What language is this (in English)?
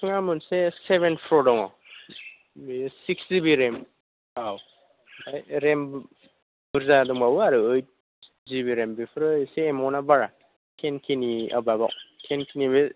Bodo